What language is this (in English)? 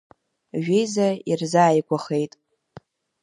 Abkhazian